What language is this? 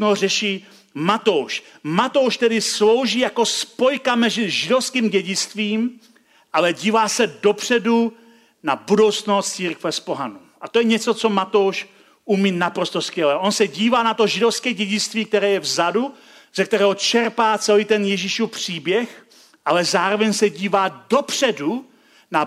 Czech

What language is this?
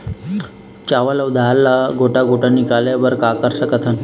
Chhattisgarhi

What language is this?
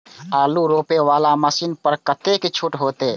Maithili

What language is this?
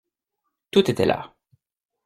French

